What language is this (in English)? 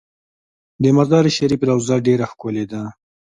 Pashto